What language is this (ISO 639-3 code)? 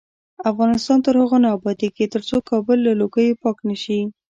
pus